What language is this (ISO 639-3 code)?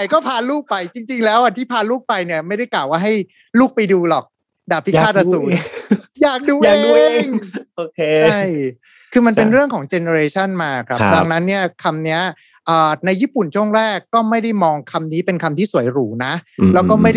tha